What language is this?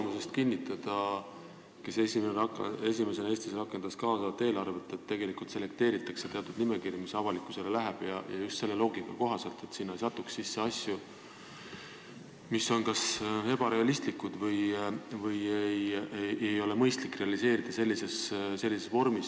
Estonian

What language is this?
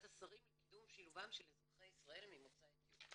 Hebrew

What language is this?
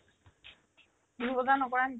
Assamese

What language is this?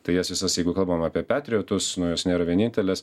Lithuanian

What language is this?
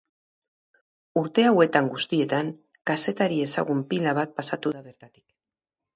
Basque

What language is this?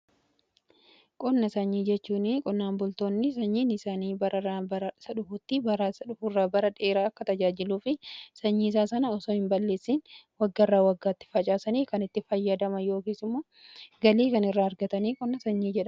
Oromo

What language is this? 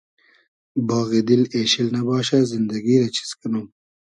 Hazaragi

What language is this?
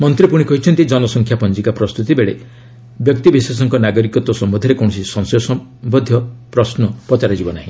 Odia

